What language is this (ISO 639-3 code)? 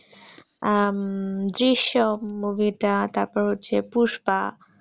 ben